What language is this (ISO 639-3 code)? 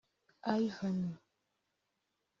kin